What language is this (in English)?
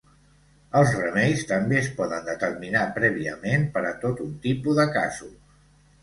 Catalan